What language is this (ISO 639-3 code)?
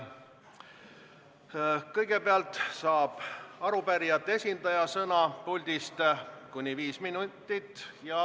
est